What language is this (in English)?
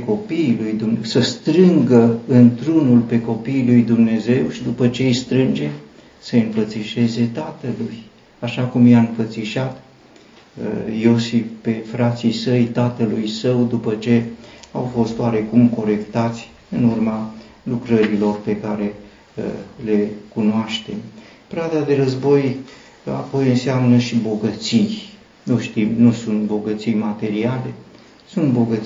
Romanian